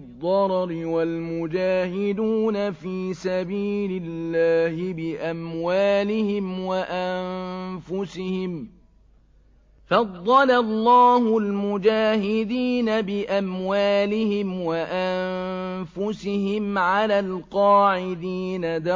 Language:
Arabic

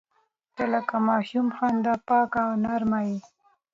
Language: Pashto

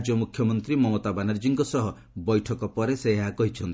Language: Odia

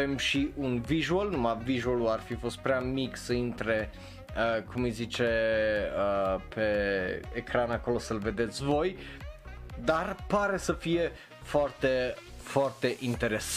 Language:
Romanian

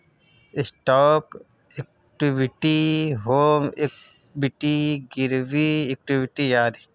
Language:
Bhojpuri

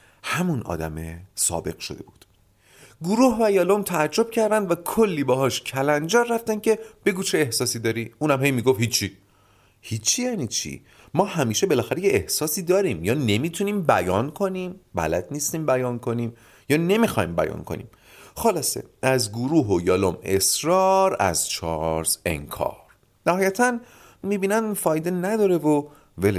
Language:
Persian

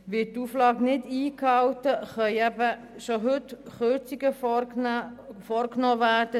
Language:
Swiss German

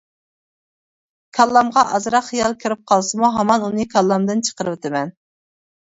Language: Uyghur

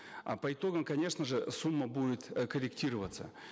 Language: Kazakh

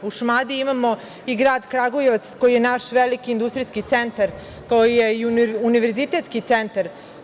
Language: Serbian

